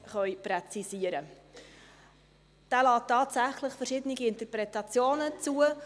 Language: Swiss German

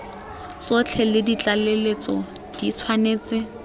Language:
Tswana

